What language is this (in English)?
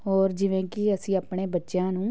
Punjabi